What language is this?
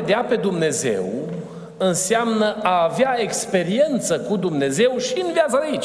Romanian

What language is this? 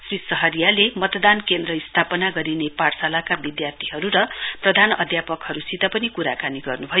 Nepali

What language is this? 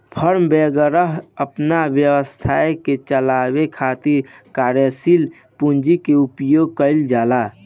Bhojpuri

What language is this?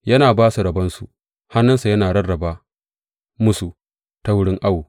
Hausa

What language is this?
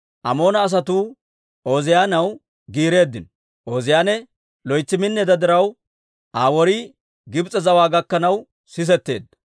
Dawro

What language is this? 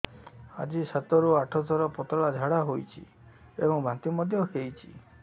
Odia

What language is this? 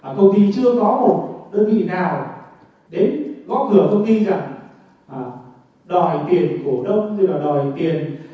Vietnamese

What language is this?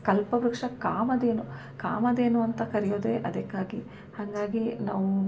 Kannada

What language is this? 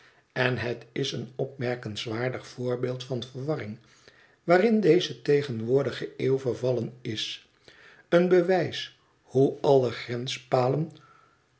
Dutch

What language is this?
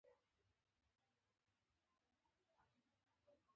Pashto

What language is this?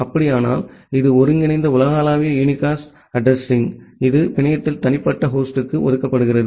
Tamil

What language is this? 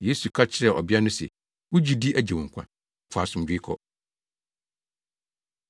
Akan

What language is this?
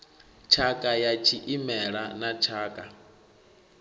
Venda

